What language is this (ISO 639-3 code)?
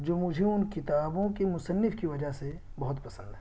urd